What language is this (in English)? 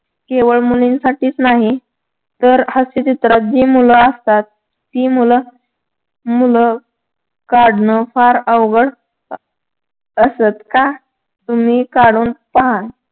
Marathi